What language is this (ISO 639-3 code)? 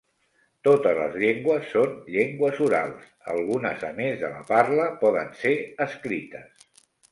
cat